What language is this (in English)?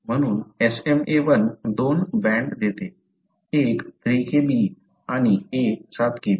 Marathi